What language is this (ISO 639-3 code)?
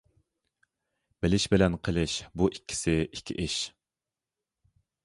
uig